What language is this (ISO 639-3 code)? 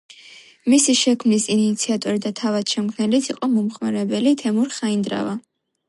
kat